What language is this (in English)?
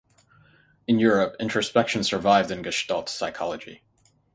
English